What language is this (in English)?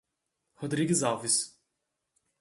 Portuguese